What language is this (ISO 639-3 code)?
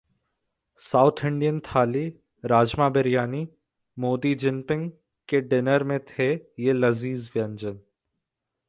hin